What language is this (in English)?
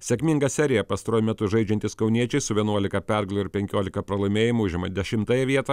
Lithuanian